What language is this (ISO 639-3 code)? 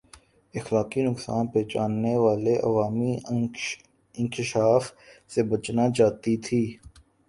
urd